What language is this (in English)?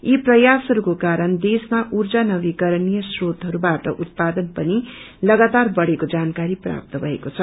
Nepali